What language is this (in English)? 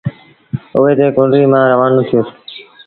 Sindhi Bhil